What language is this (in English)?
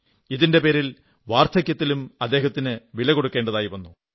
Malayalam